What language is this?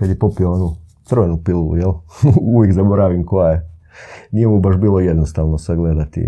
Croatian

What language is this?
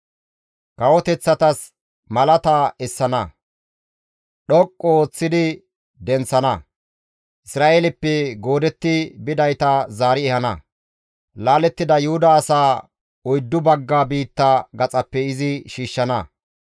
Gamo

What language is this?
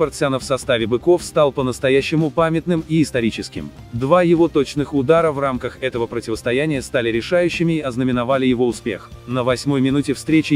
Russian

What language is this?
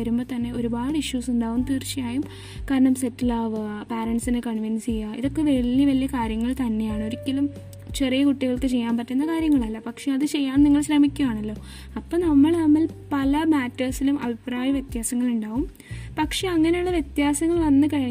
Malayalam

